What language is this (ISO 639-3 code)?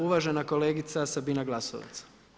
hrv